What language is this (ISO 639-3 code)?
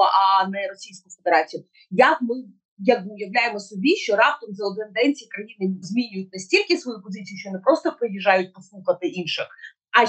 ukr